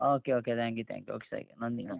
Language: Malayalam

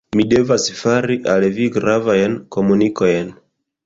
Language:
Esperanto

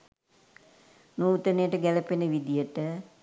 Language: Sinhala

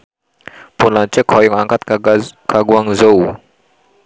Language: Sundanese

